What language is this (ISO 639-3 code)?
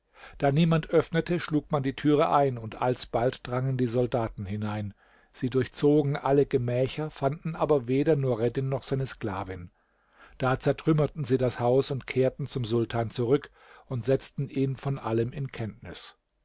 deu